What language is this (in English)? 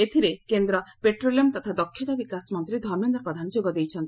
Odia